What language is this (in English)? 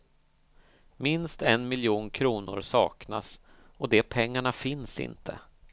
Swedish